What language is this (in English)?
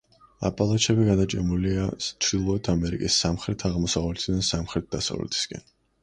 Georgian